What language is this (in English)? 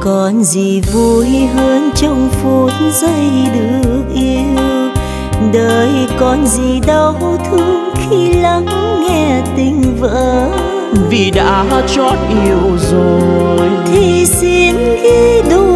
Vietnamese